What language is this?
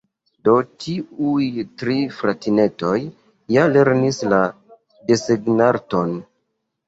Esperanto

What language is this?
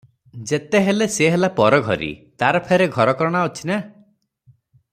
Odia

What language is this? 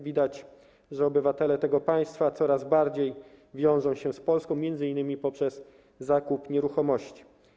Polish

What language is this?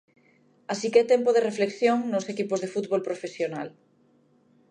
Galician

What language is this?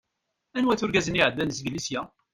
Kabyle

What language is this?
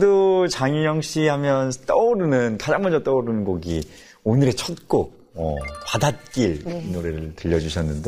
Korean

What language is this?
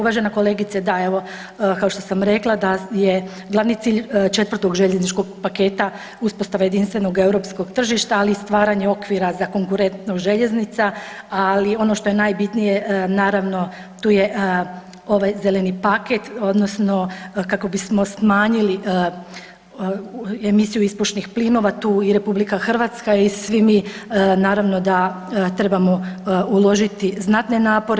Croatian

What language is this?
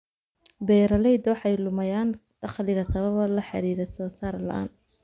Somali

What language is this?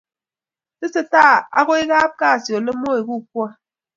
Kalenjin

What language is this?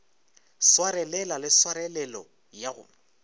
Northern Sotho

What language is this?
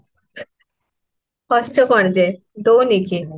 Odia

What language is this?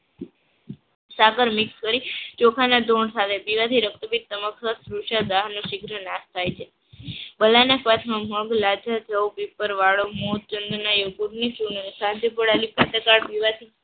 Gujarati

